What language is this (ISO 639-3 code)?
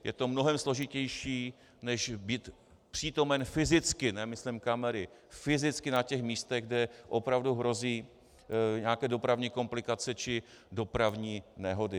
ces